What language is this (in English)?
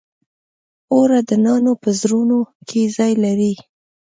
Pashto